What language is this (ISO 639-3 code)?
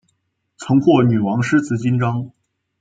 zho